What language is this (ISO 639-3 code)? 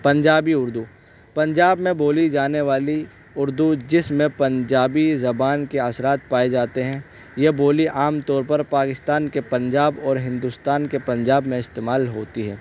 urd